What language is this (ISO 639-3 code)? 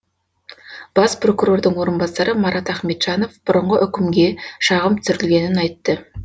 kaz